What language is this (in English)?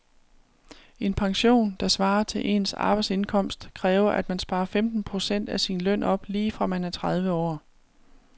Danish